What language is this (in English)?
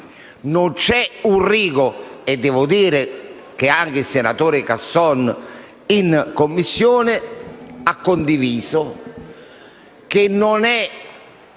Italian